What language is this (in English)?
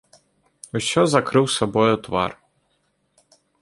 Belarusian